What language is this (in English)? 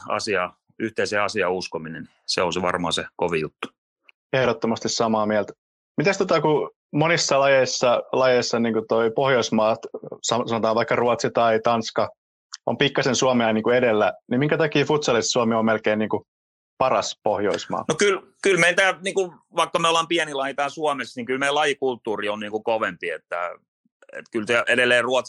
Finnish